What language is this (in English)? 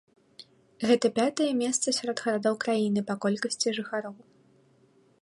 Belarusian